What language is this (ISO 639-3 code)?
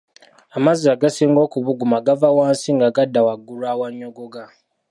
lug